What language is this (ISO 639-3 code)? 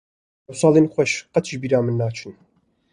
kur